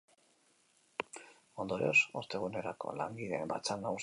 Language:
Basque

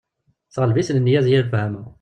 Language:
Kabyle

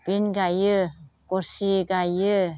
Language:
Bodo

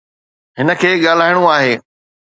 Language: Sindhi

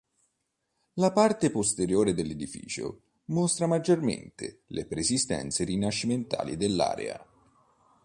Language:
Italian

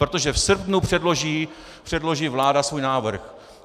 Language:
Czech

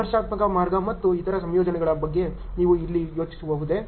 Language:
Kannada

